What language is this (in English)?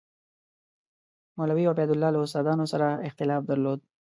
Pashto